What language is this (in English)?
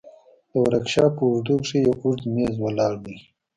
Pashto